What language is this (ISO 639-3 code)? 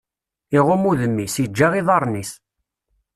kab